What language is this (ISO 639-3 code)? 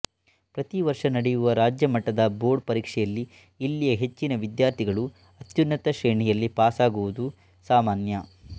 kan